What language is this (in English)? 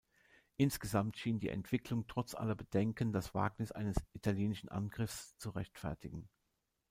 German